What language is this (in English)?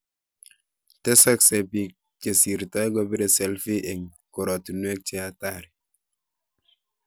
Kalenjin